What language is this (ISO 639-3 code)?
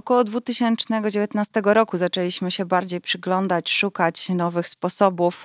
pol